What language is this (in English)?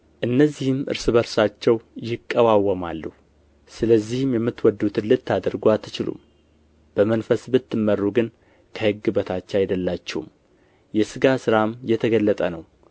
Amharic